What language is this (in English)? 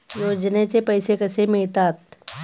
Marathi